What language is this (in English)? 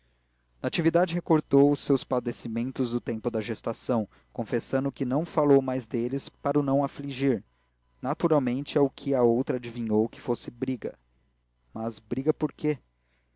Portuguese